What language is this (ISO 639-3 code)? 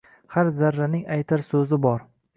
uzb